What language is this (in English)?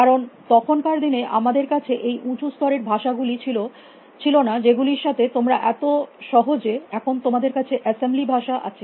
Bangla